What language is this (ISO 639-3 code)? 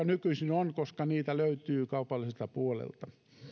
fin